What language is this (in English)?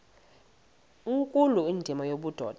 Xhosa